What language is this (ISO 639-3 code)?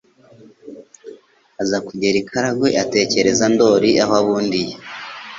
kin